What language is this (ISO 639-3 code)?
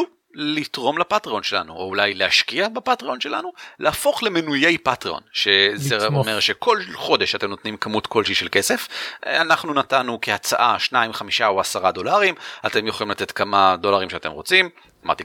heb